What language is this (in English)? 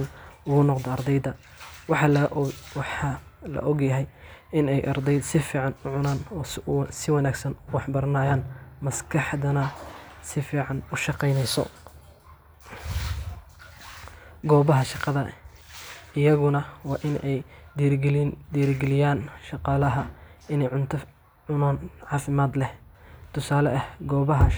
Somali